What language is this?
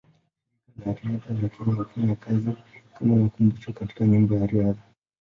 Swahili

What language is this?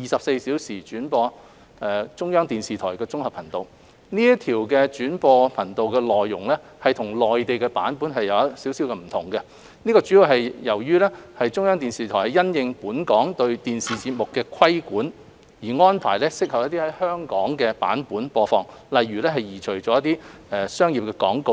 Cantonese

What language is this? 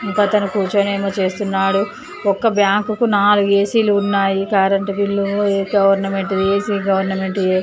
Telugu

